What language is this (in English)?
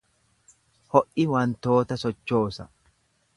Oromo